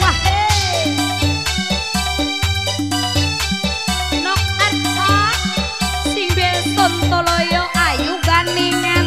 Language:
Indonesian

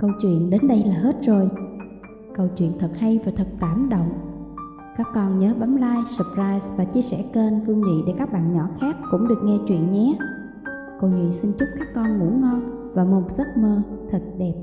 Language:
Vietnamese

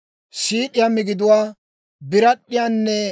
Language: Dawro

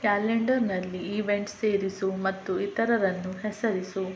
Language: Kannada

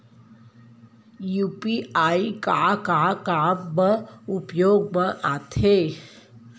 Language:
Chhattisgarhi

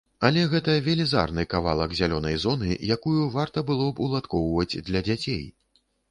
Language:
Belarusian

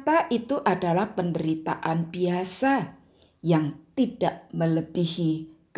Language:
Indonesian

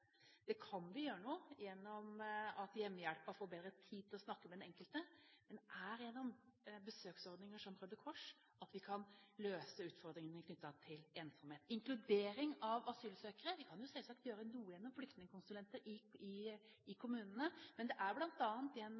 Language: Norwegian Bokmål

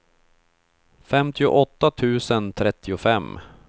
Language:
Swedish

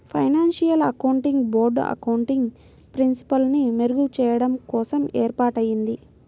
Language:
Telugu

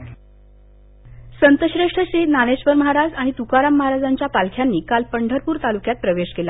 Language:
Marathi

